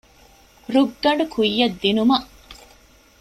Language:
Divehi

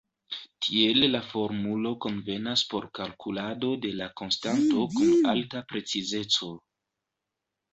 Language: Esperanto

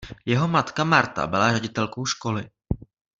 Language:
Czech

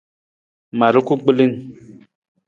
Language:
Nawdm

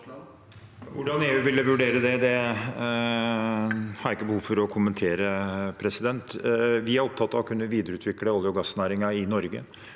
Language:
Norwegian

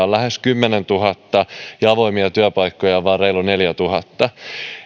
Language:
Finnish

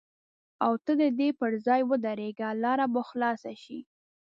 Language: Pashto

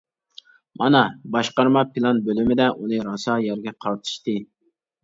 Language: Uyghur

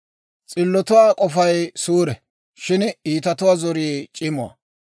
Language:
Dawro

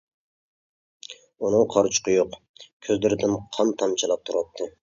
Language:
Uyghur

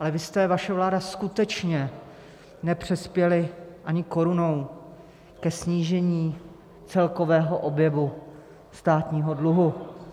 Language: Czech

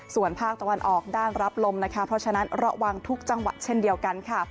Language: Thai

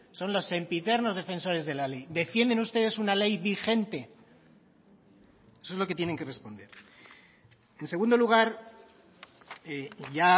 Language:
Spanish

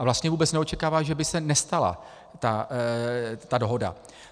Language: Czech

